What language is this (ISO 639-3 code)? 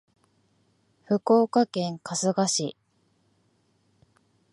jpn